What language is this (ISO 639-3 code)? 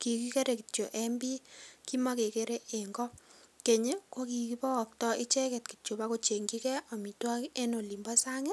kln